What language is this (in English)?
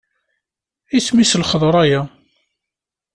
Kabyle